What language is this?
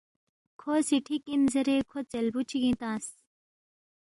Balti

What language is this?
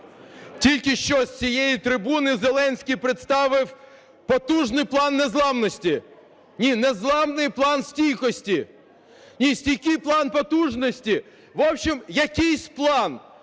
Ukrainian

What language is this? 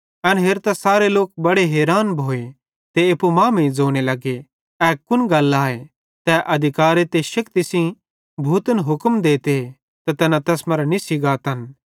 Bhadrawahi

